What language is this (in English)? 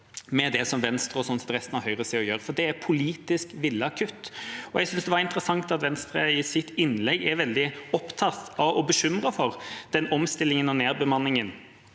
Norwegian